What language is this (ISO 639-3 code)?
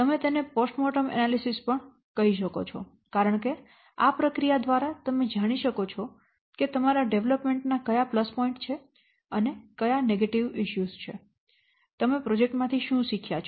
guj